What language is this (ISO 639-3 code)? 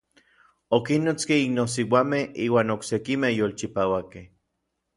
nlv